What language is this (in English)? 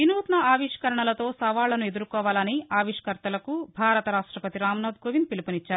Telugu